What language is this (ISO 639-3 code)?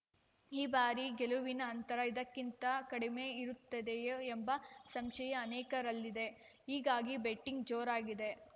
kan